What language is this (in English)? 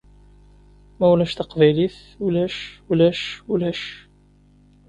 Kabyle